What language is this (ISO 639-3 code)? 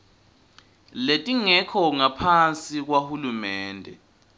ssw